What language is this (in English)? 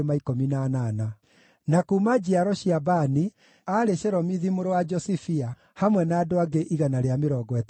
Kikuyu